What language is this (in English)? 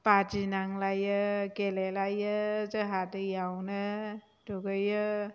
Bodo